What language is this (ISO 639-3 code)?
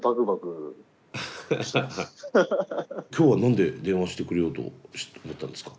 jpn